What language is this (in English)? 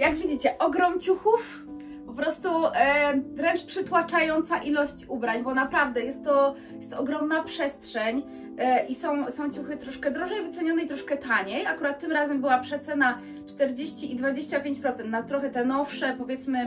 Polish